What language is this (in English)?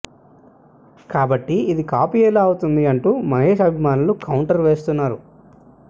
Telugu